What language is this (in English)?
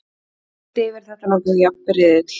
Icelandic